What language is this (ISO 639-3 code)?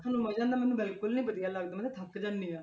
pan